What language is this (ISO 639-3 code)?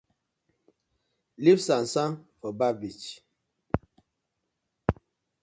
pcm